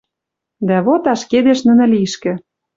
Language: Western Mari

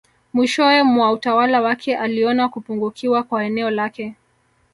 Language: Swahili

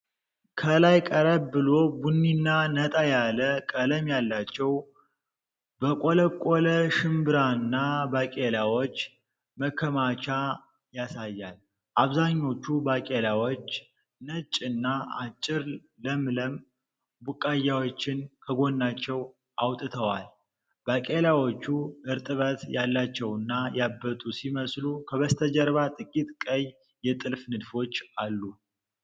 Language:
Amharic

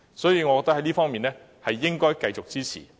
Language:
Cantonese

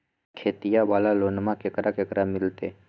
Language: Magahi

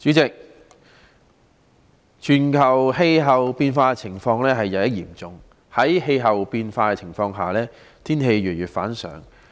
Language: Cantonese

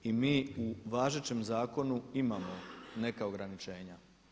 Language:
Croatian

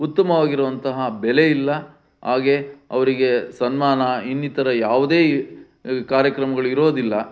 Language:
Kannada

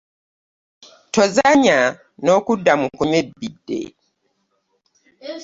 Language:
Ganda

